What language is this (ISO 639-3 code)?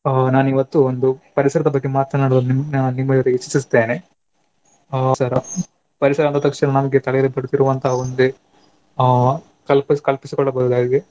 kan